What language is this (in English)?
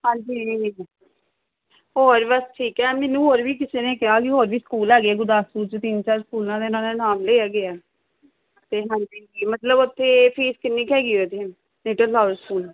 Punjabi